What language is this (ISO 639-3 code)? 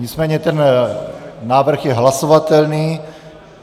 ces